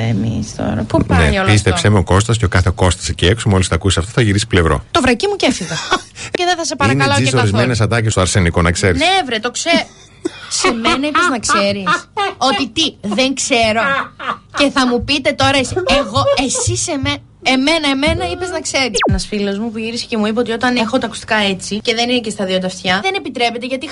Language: Greek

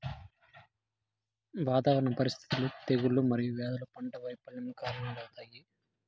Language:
Telugu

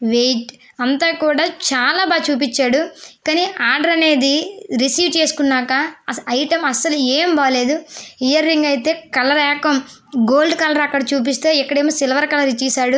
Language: Telugu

